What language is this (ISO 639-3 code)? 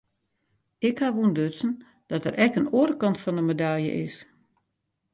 fry